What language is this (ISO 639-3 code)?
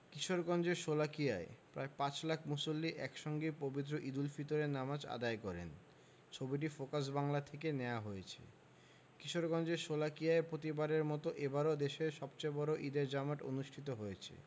ben